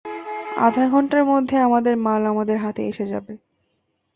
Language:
Bangla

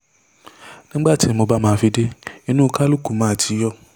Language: Yoruba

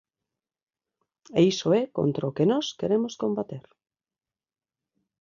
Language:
Galician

